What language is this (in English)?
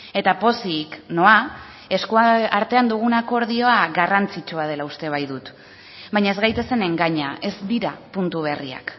Basque